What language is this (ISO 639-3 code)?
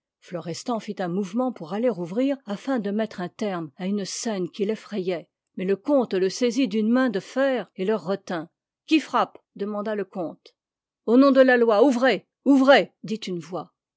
fra